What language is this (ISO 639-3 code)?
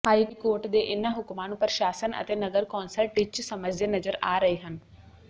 pan